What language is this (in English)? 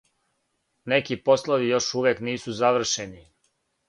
Serbian